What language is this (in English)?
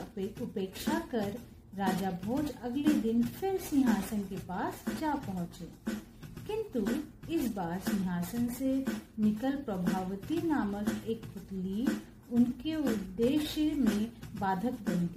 Hindi